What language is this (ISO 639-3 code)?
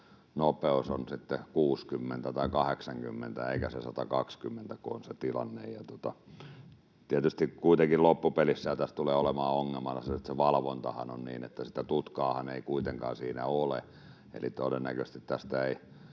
fin